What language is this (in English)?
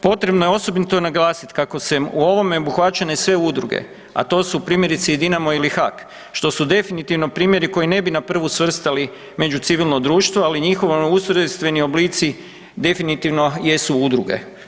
Croatian